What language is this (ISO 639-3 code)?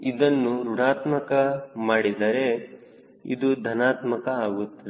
kan